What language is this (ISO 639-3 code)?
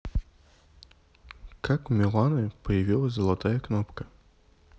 rus